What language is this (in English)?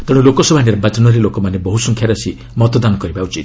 Odia